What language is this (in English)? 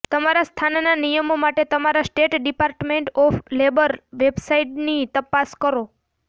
Gujarati